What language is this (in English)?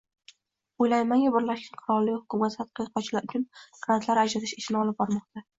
Uzbek